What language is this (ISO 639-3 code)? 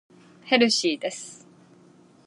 jpn